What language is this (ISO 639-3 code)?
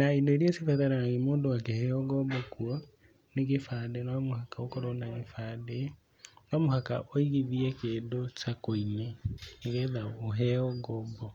kik